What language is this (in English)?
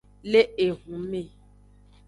Aja (Benin)